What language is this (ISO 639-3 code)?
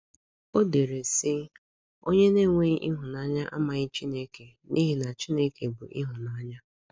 ibo